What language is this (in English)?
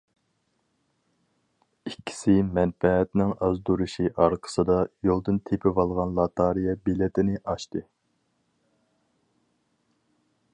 Uyghur